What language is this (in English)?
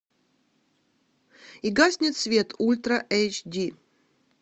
Russian